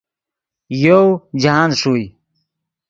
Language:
Yidgha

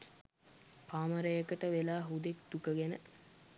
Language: Sinhala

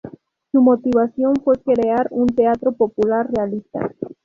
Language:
Spanish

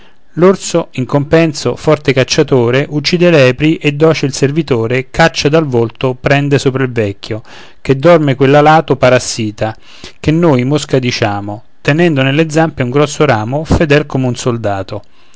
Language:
Italian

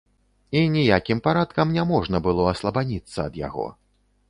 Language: Belarusian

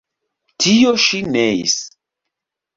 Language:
Esperanto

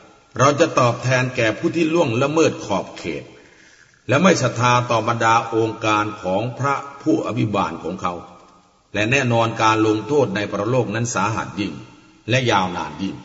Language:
Thai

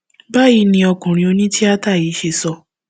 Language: Yoruba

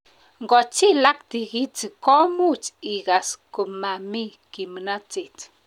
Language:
Kalenjin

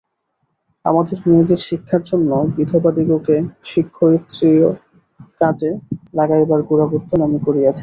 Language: Bangla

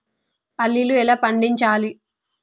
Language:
Telugu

